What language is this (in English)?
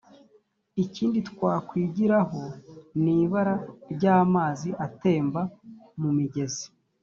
Kinyarwanda